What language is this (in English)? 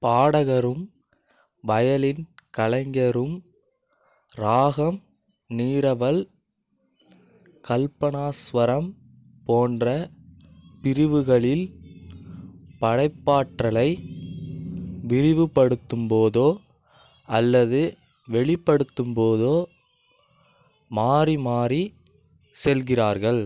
Tamil